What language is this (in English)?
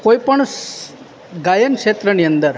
Gujarati